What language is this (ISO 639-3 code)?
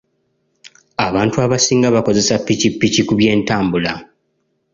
lug